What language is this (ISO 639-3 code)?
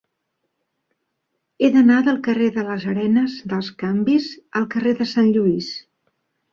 cat